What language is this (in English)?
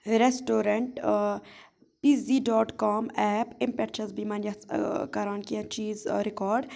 Kashmiri